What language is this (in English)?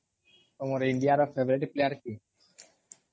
Odia